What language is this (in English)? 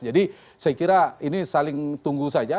Indonesian